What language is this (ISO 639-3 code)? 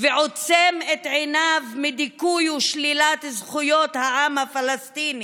heb